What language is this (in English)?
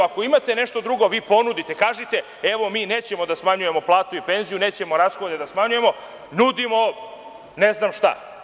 Serbian